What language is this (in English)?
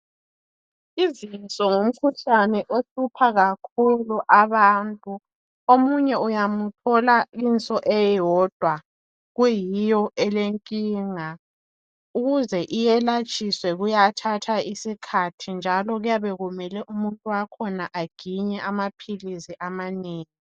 North Ndebele